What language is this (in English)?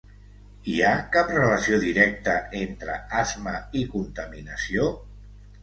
Catalan